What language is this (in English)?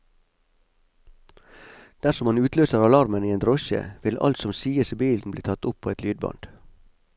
Norwegian